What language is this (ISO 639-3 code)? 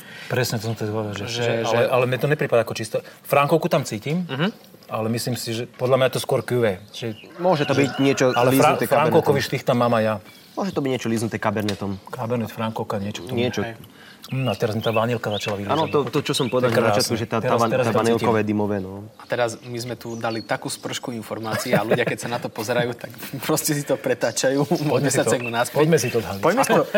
slk